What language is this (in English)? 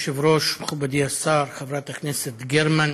Hebrew